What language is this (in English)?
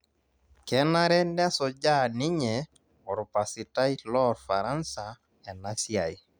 Masai